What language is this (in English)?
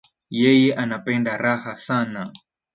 Swahili